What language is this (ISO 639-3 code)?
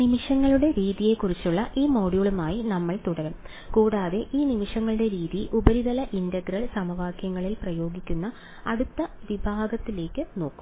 mal